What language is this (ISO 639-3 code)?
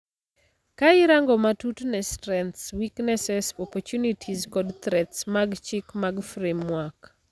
luo